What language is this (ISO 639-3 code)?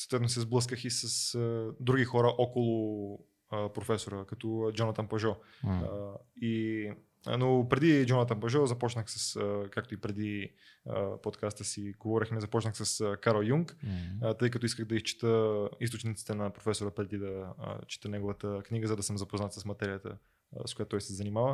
bul